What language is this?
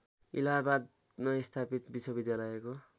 Nepali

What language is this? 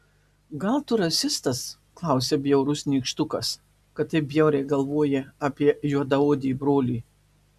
Lithuanian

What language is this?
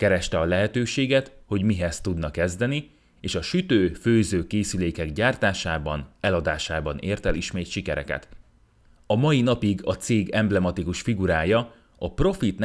Hungarian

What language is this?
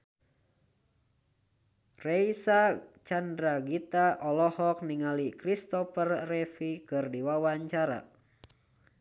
Sundanese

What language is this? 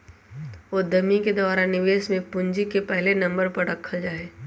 Magahi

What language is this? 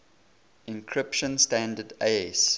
English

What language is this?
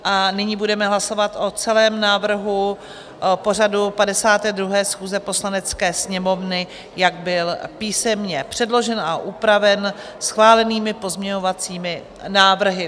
Czech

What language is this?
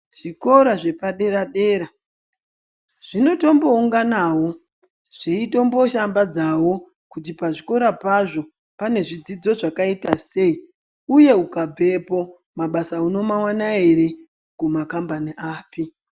Ndau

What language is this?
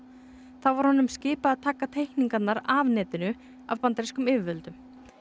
Icelandic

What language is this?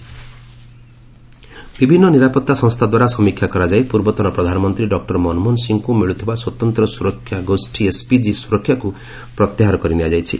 Odia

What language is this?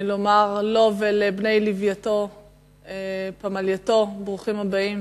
Hebrew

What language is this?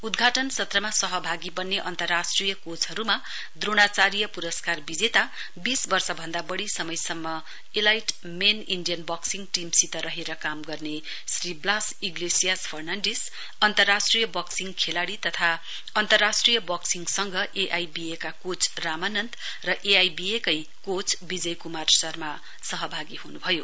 Nepali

